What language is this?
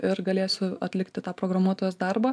Lithuanian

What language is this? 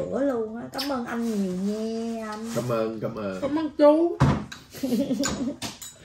Vietnamese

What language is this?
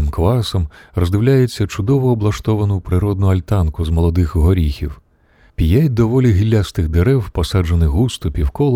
Ukrainian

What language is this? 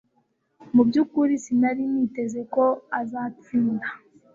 Kinyarwanda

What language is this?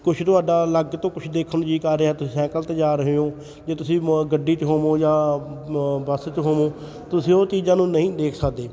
Punjabi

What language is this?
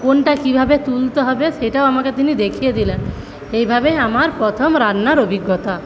Bangla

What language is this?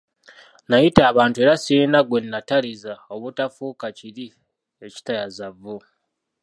Ganda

